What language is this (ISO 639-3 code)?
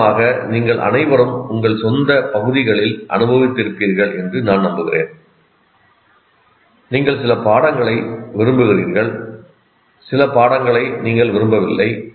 tam